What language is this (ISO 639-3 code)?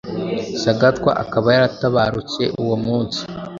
kin